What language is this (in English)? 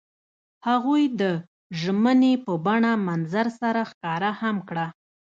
Pashto